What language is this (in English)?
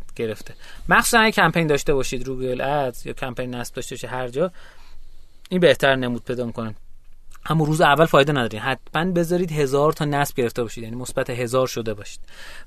Persian